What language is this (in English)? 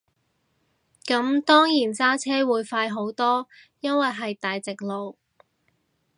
Cantonese